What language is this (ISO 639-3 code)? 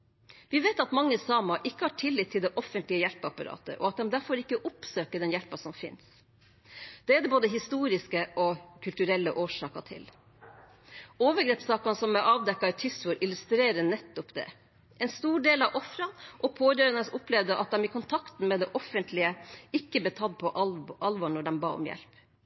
nob